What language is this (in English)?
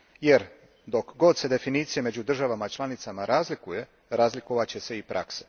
Croatian